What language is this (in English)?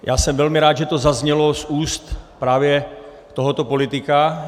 Czech